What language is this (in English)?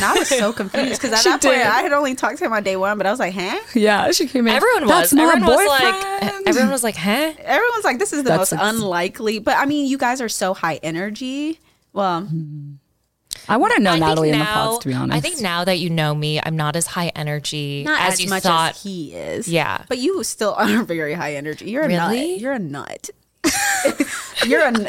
English